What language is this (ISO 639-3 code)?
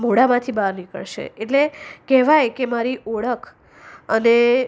guj